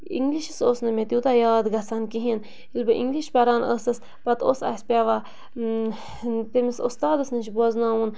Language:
Kashmiri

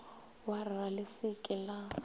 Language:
Northern Sotho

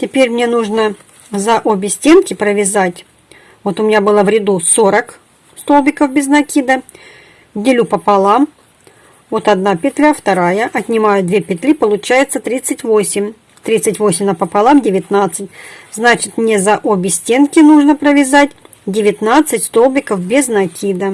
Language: Russian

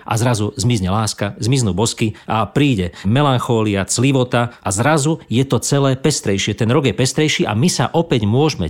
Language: Slovak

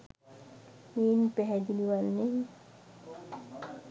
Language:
Sinhala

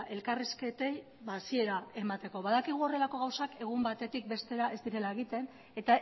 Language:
Basque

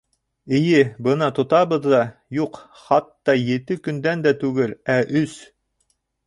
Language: Bashkir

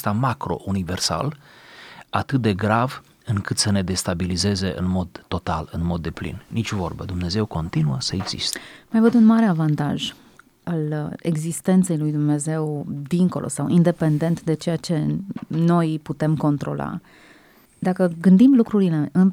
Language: Romanian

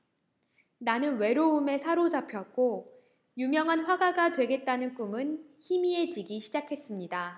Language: Korean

